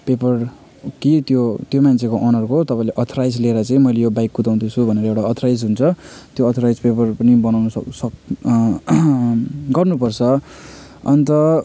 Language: Nepali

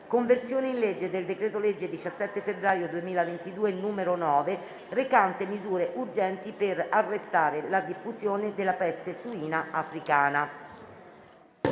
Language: Italian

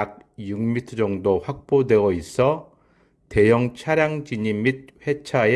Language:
Korean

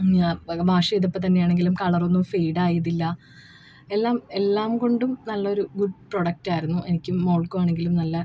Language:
Malayalam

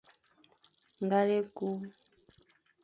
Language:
Fang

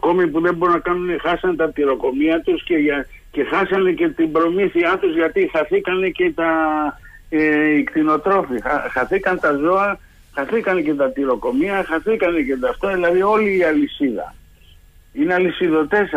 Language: Greek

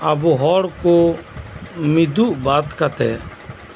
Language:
Santali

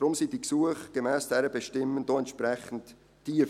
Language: Swiss German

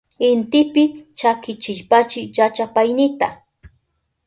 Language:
Southern Pastaza Quechua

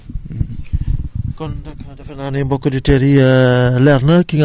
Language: Wolof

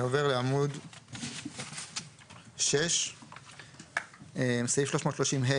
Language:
Hebrew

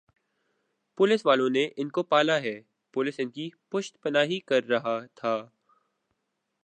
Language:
Urdu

